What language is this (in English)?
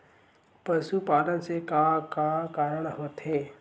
Chhattisgarhi